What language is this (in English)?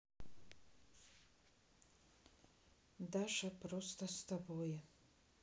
Russian